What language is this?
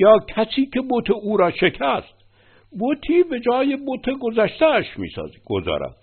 Persian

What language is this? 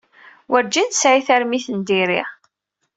Kabyle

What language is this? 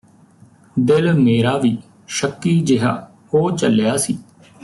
Punjabi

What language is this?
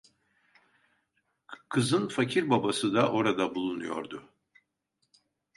Turkish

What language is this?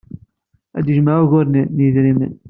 Kabyle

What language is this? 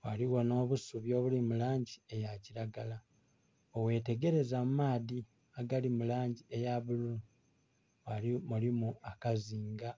Soga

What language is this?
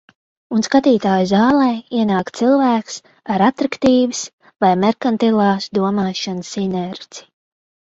Latvian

